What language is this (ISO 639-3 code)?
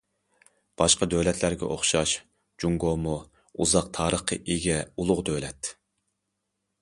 uig